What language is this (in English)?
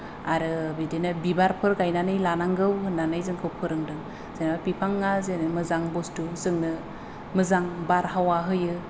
Bodo